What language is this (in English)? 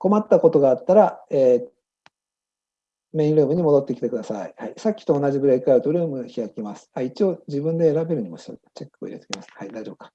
Japanese